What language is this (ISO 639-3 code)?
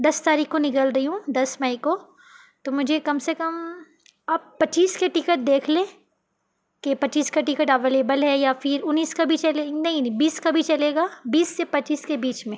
urd